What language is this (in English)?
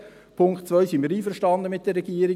Swiss German